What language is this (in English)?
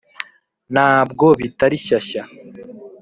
Kinyarwanda